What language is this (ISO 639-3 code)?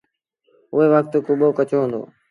sbn